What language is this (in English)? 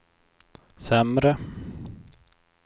Swedish